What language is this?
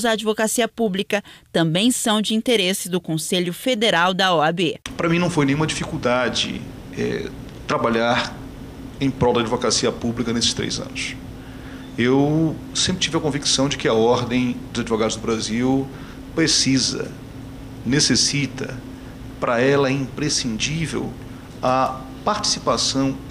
Portuguese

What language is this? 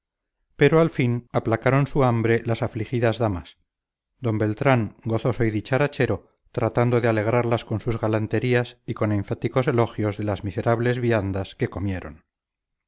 Spanish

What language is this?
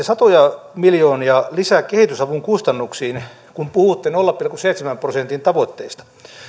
Finnish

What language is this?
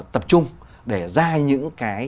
Vietnamese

